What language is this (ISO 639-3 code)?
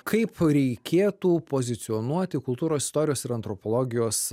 lit